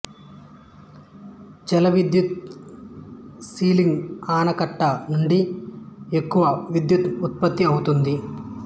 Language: Telugu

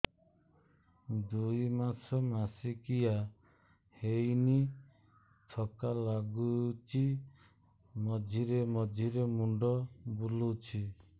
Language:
Odia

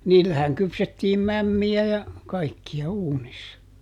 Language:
Finnish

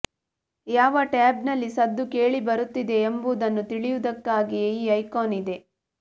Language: Kannada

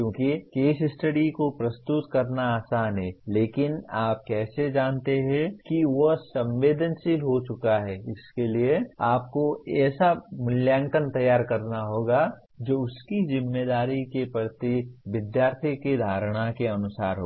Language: Hindi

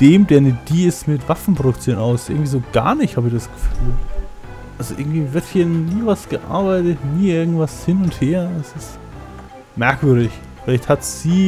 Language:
German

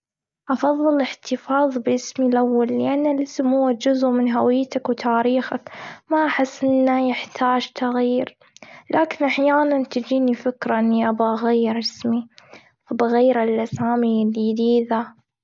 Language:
Gulf Arabic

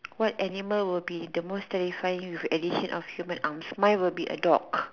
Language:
English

